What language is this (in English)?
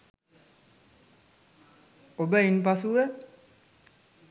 Sinhala